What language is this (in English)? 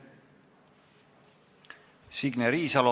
Estonian